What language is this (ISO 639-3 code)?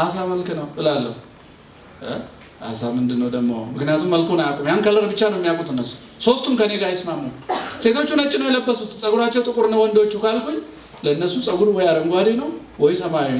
tur